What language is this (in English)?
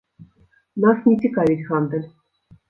Belarusian